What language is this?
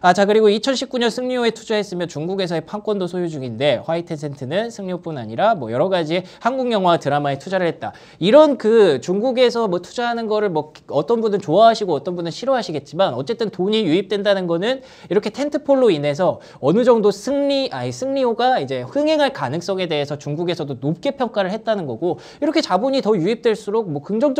Korean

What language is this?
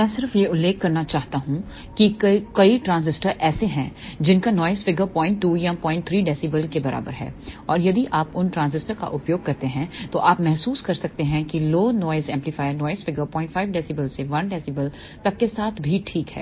Hindi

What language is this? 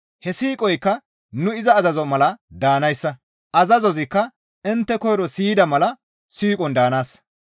Gamo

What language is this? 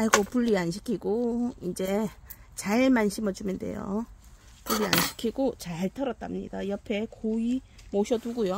Korean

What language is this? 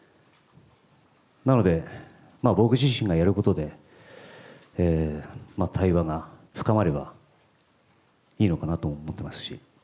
Japanese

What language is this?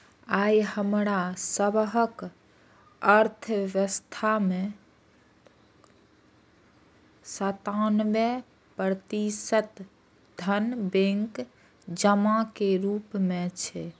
Maithili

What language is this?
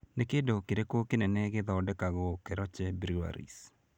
Kikuyu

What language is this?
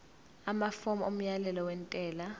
Zulu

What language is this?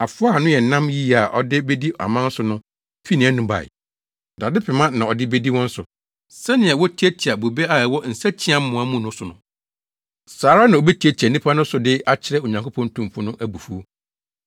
Akan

